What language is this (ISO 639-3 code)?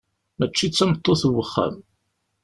kab